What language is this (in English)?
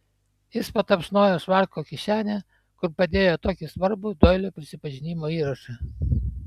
Lithuanian